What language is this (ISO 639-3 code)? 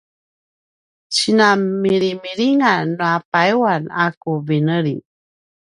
pwn